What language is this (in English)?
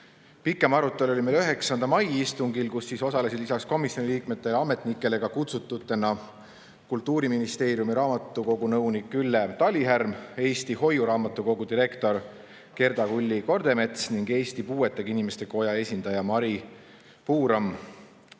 Estonian